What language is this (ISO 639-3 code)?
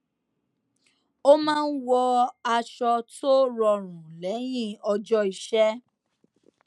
yor